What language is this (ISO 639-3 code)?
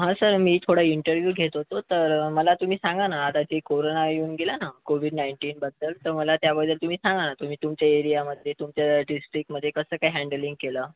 mar